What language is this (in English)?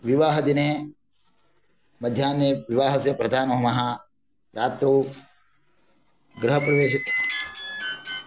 Sanskrit